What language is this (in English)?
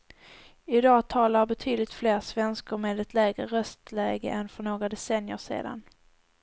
Swedish